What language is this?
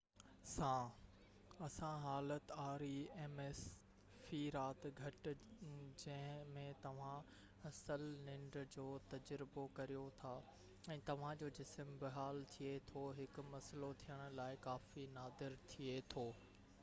Sindhi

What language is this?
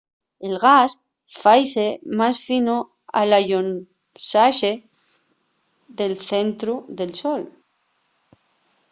Asturian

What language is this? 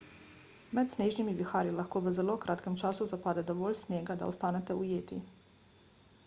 Slovenian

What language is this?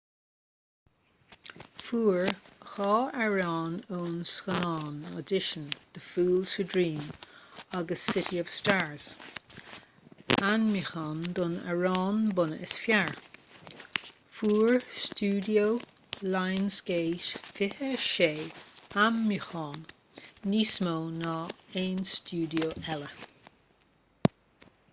Irish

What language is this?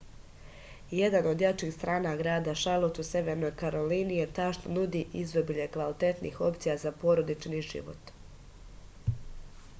Serbian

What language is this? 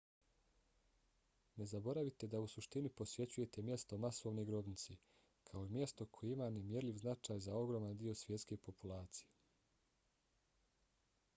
Bosnian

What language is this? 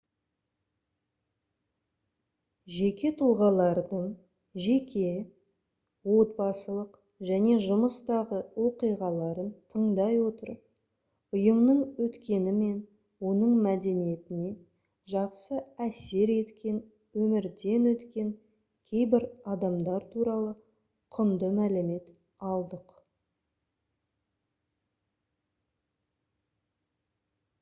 Kazakh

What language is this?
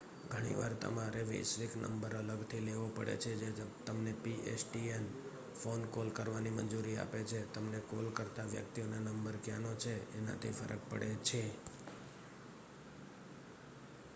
Gujarati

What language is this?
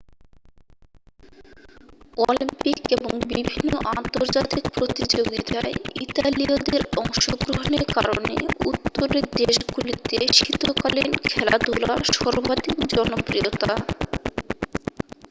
Bangla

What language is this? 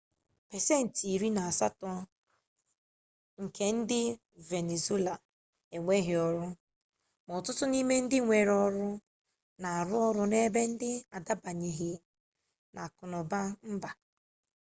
Igbo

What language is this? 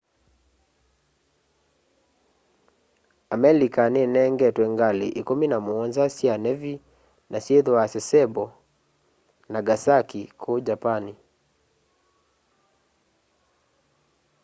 Kamba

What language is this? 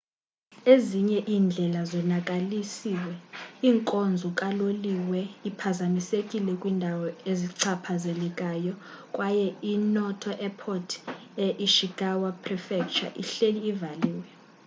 Xhosa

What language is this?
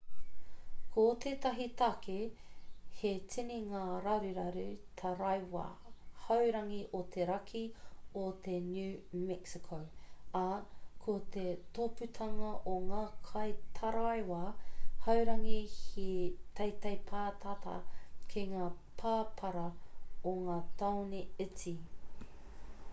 Māori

